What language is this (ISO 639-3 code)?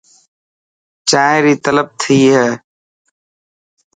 mki